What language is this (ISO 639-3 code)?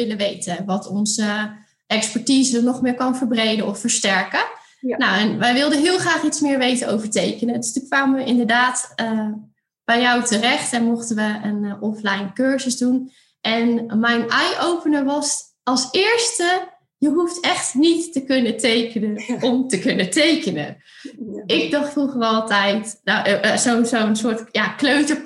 nld